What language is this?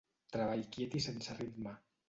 Catalan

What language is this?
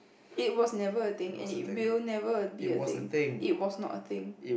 English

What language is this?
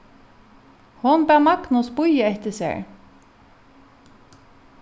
Faroese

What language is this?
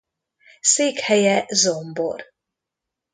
Hungarian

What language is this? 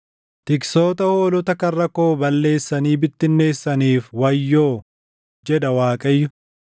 Oromo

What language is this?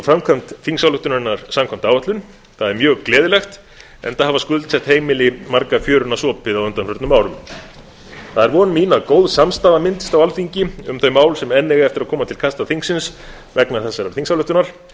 Icelandic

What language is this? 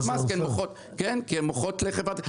Hebrew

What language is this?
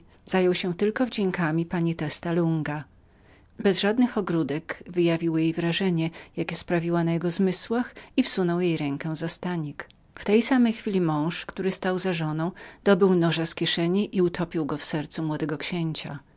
Polish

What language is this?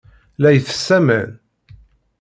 Kabyle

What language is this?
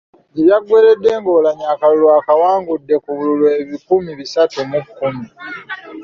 Ganda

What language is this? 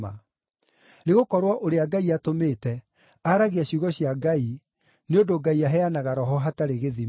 Kikuyu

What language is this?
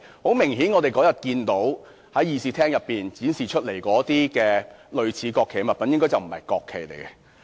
Cantonese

